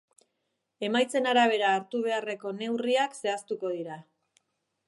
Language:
Basque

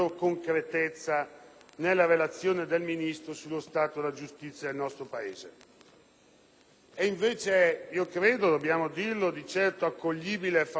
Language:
Italian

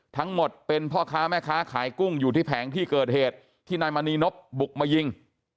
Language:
Thai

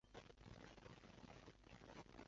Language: Chinese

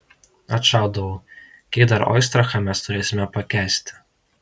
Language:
Lithuanian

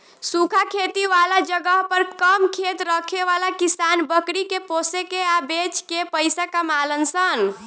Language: Bhojpuri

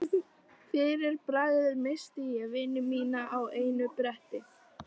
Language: Icelandic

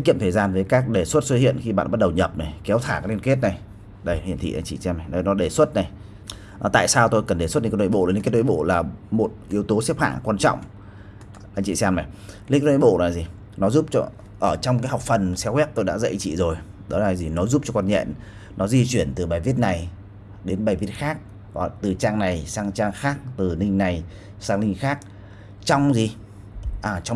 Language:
Vietnamese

